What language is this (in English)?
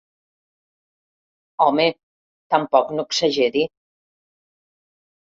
Catalan